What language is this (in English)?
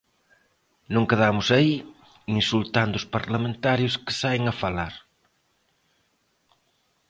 Galician